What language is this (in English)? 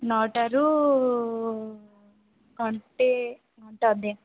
Odia